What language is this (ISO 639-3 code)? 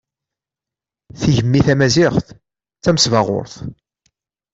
kab